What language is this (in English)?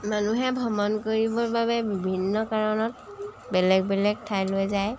Assamese